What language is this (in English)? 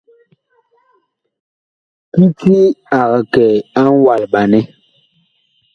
Bakoko